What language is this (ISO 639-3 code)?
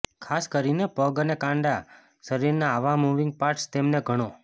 guj